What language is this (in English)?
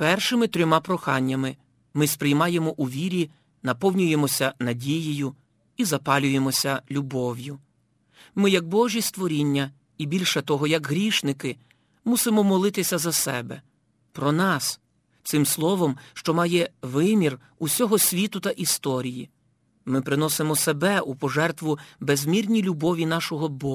Ukrainian